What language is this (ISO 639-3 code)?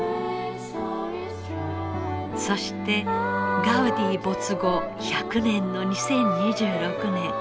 jpn